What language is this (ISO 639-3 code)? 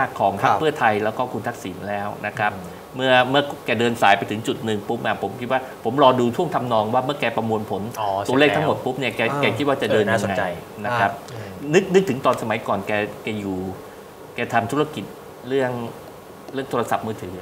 tha